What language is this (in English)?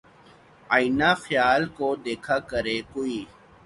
Urdu